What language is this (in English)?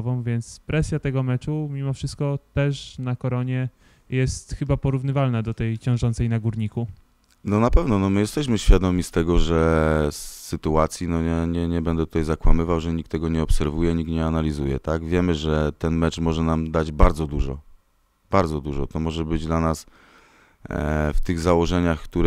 Polish